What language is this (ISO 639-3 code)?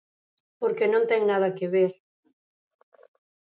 glg